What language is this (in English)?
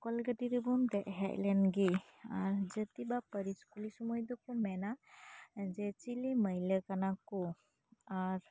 Santali